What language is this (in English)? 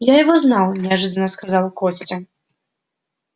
Russian